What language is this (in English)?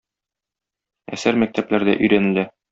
Tatar